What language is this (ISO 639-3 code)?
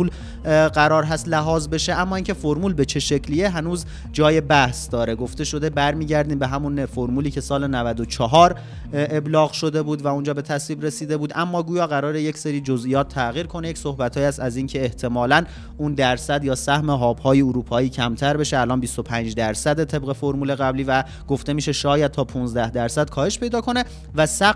fas